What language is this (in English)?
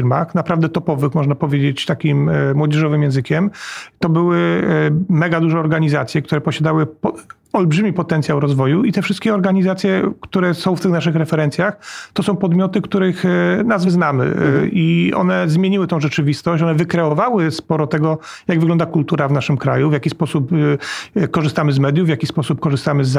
Polish